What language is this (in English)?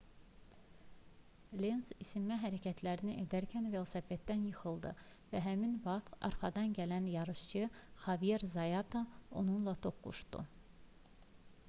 Azerbaijani